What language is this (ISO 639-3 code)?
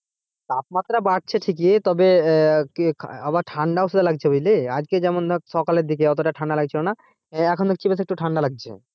ben